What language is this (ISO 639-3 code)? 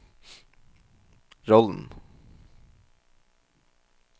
nor